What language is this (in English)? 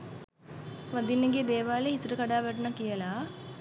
Sinhala